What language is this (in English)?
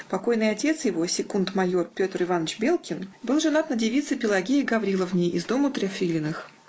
Russian